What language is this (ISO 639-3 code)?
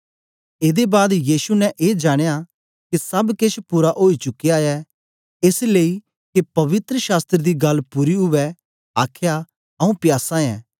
doi